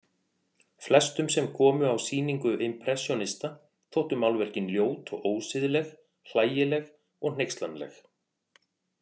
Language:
Icelandic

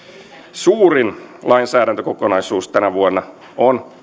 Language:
Finnish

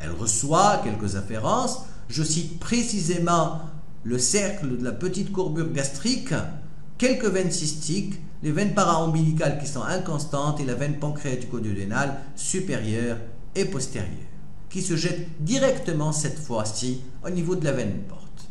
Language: French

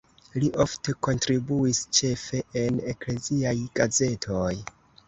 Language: Esperanto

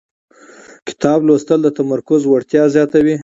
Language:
Pashto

